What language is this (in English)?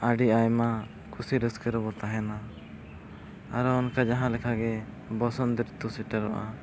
Santali